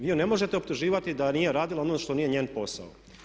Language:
Croatian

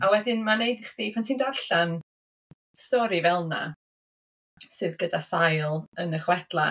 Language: Welsh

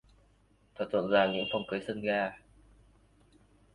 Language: Vietnamese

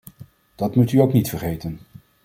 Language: Dutch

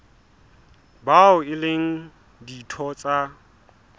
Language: Southern Sotho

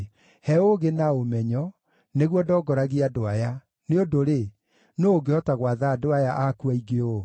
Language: Kikuyu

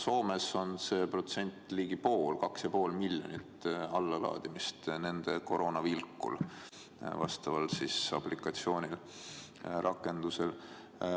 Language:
Estonian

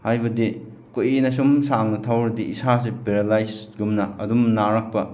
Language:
Manipuri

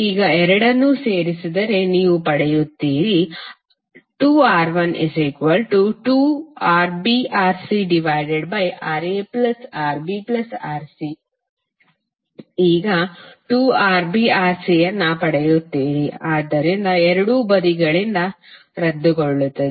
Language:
Kannada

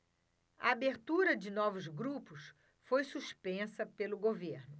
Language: Portuguese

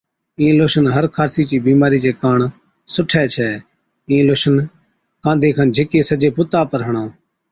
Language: Od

